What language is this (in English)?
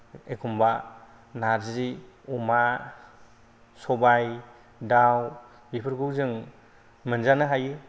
Bodo